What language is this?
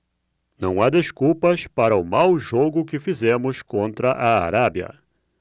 Portuguese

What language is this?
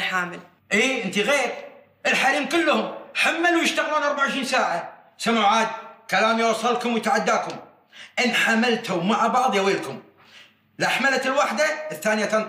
Arabic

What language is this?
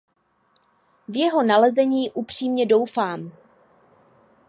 Czech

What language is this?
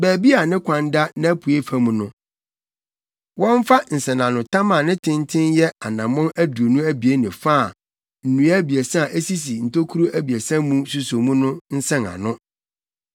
Akan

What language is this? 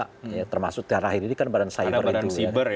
Indonesian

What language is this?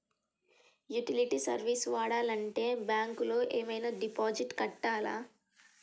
Telugu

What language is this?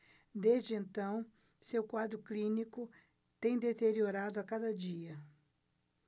Portuguese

